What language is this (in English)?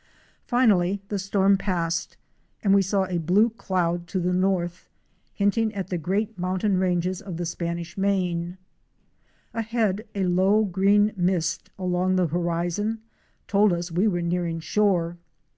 English